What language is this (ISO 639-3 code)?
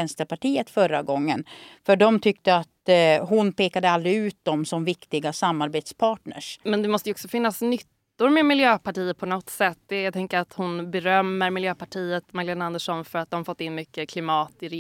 swe